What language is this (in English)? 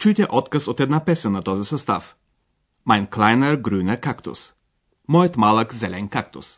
Bulgarian